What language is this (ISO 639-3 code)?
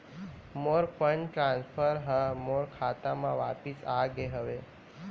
hne